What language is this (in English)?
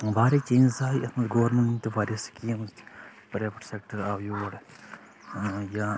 Kashmiri